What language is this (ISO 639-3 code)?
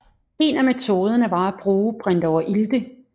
dan